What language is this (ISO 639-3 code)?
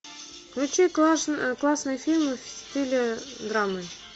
rus